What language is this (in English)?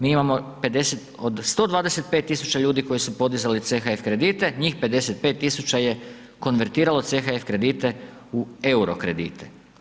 Croatian